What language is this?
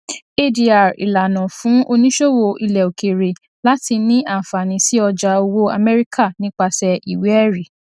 Yoruba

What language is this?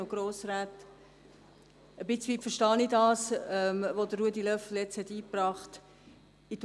Swiss German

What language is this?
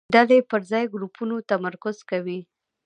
Pashto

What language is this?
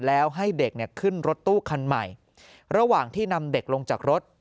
Thai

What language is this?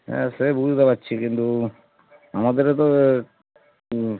Bangla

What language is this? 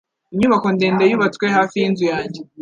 Kinyarwanda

